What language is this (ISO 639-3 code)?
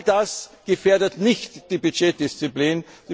deu